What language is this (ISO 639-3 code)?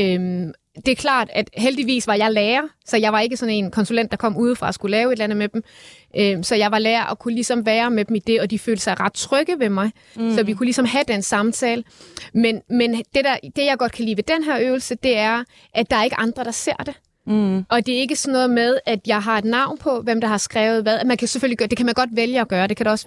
dan